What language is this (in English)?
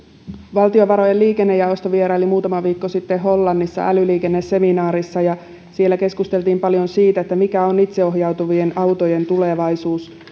Finnish